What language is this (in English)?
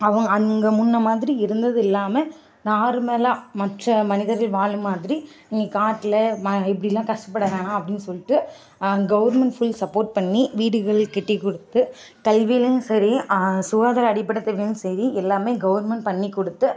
Tamil